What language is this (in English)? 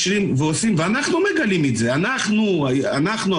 Hebrew